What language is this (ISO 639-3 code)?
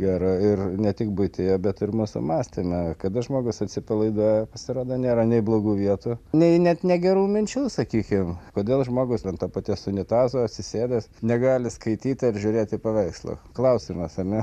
lit